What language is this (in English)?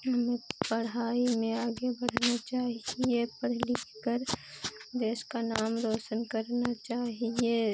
Hindi